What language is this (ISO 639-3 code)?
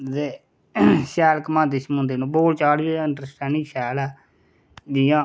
doi